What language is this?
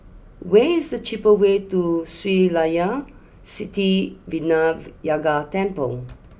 English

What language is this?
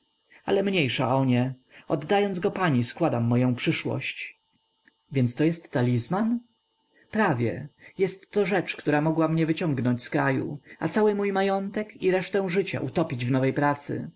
Polish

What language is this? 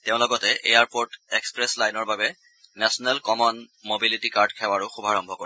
Assamese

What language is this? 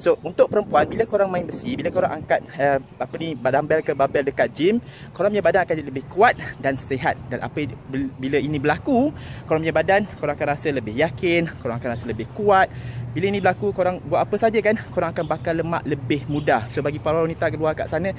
Malay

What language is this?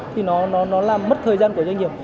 Vietnamese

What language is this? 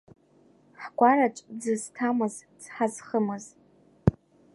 Abkhazian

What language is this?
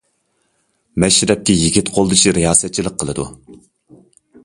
Uyghur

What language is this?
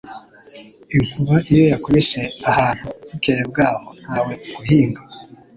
Kinyarwanda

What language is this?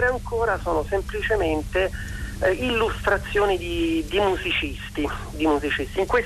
Italian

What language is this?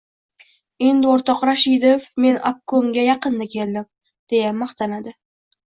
Uzbek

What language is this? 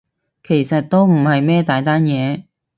Cantonese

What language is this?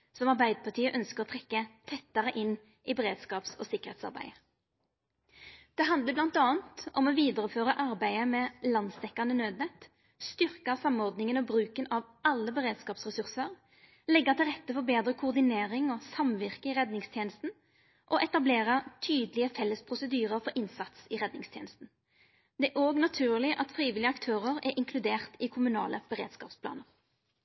Norwegian Nynorsk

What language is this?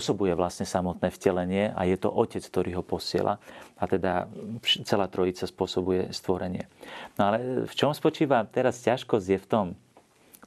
Slovak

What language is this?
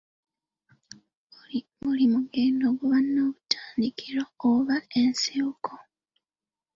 Ganda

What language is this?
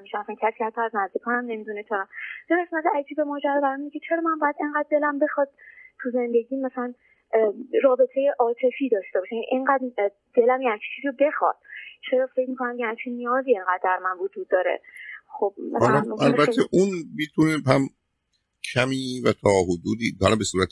Persian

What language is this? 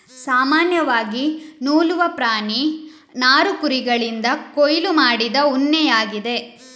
Kannada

